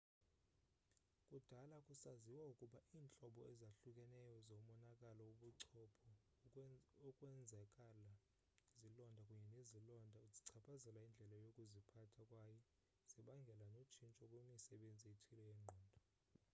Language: Xhosa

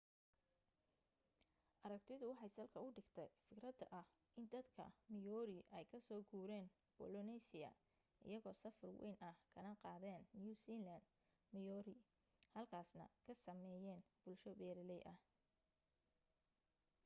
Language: Somali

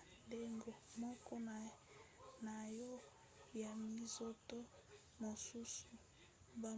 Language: Lingala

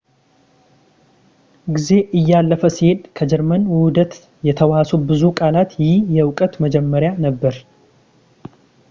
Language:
Amharic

